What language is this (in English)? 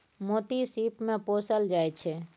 Maithili